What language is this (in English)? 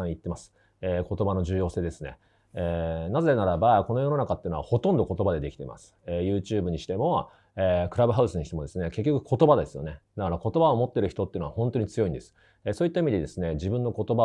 Japanese